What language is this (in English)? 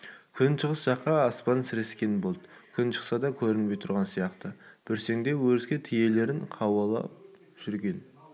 Kazakh